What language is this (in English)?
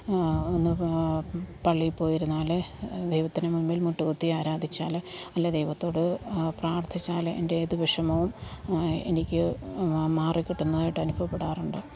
Malayalam